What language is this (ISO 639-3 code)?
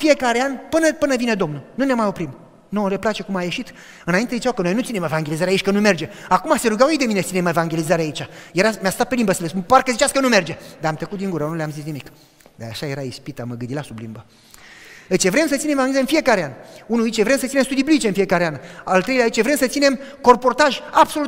ron